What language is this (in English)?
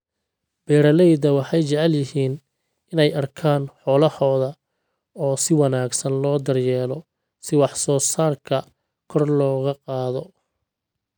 Somali